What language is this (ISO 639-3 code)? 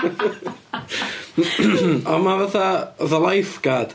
cym